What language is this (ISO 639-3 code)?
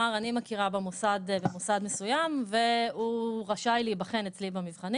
heb